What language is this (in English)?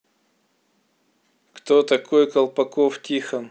Russian